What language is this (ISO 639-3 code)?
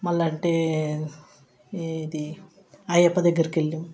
tel